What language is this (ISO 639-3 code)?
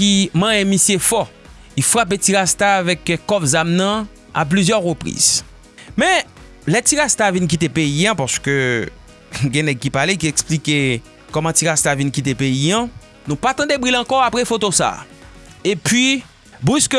fra